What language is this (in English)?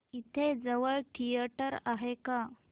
Marathi